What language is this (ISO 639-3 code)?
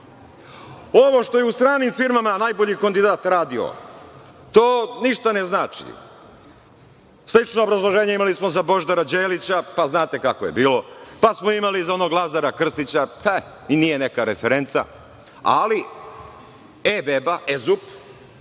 srp